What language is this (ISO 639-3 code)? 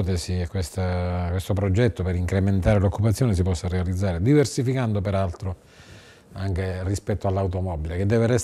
ita